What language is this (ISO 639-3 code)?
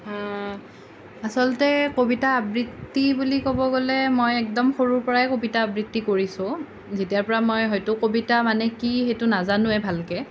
asm